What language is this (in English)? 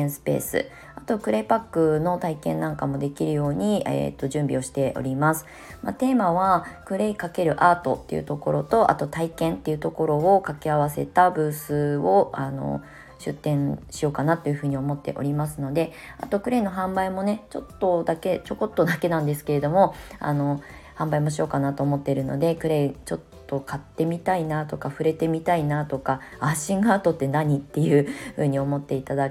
Japanese